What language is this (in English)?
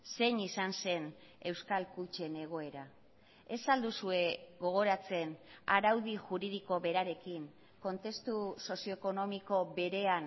Basque